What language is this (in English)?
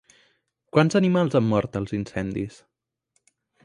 Catalan